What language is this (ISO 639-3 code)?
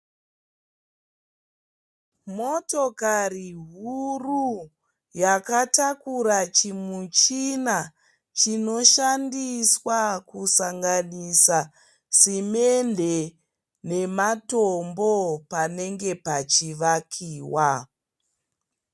sna